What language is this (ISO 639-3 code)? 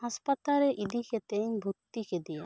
sat